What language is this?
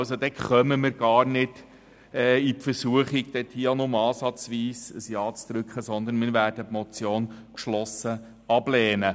Swiss German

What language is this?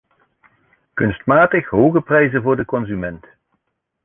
Dutch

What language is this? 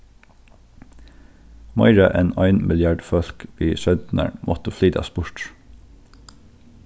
Faroese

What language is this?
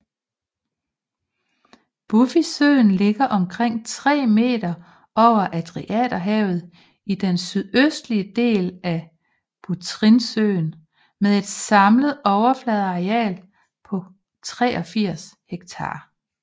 Danish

